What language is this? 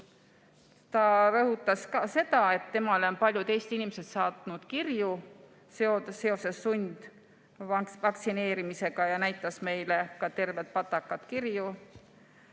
Estonian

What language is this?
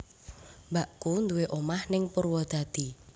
Javanese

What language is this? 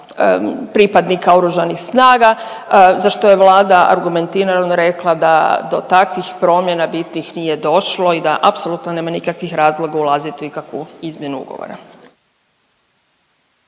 Croatian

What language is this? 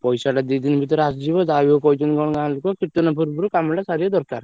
Odia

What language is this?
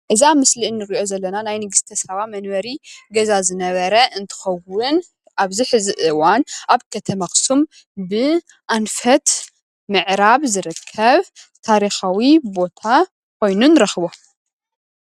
Tigrinya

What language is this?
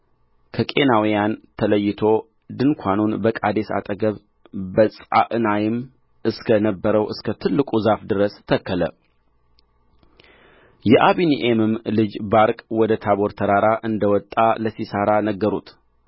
Amharic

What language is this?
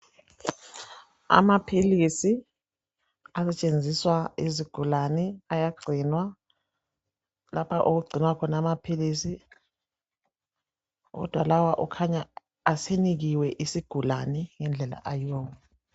North Ndebele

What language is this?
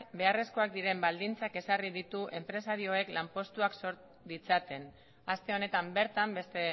Basque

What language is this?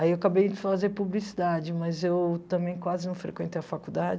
Portuguese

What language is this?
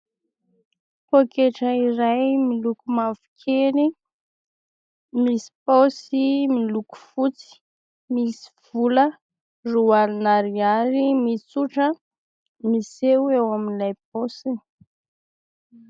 Malagasy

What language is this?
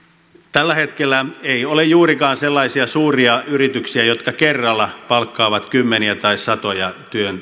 Finnish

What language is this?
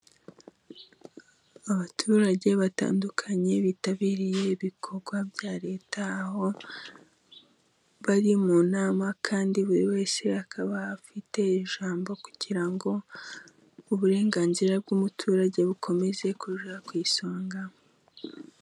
Kinyarwanda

